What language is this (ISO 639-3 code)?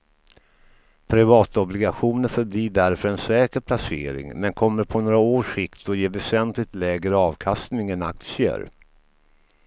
swe